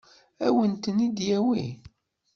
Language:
Kabyle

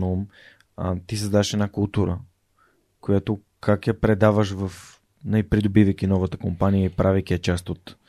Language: Bulgarian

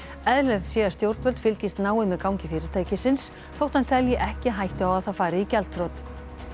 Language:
Icelandic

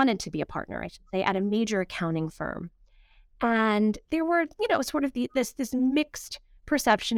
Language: English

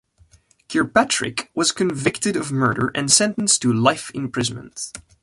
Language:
English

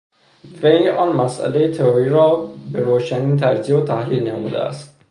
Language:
Persian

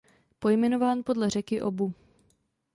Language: Czech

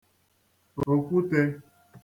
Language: Igbo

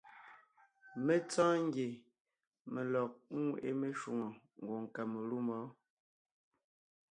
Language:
Ngiemboon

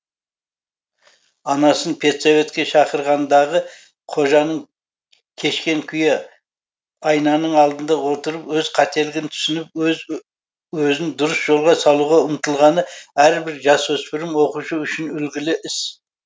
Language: Kazakh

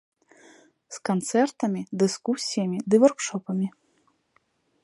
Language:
Belarusian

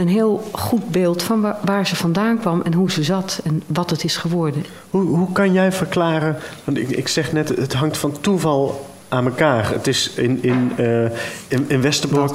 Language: Dutch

